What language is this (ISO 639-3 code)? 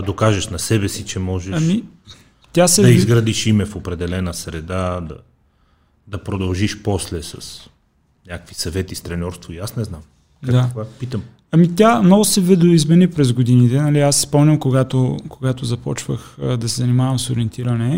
bul